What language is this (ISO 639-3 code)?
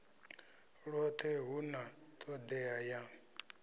ven